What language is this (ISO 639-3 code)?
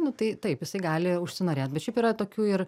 lit